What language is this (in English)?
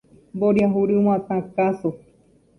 Guarani